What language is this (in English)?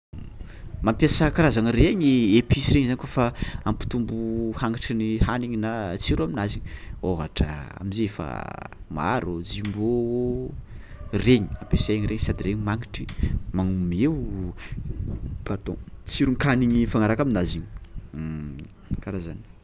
Tsimihety Malagasy